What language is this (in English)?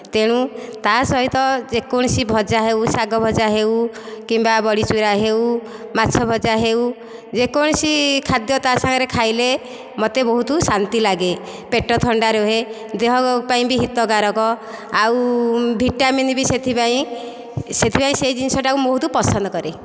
Odia